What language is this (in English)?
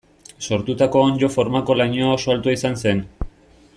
Basque